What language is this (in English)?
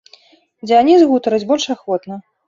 Belarusian